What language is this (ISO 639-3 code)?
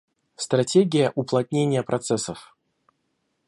rus